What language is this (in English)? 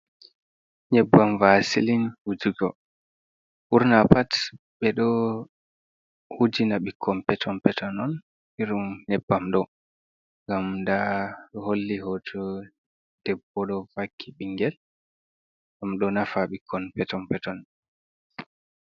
Fula